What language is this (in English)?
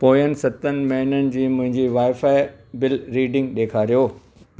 Sindhi